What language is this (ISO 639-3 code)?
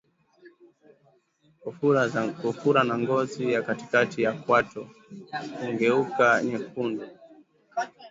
swa